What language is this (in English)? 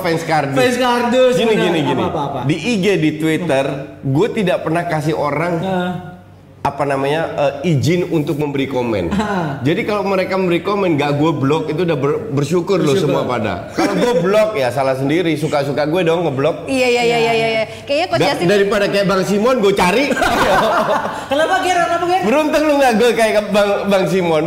Indonesian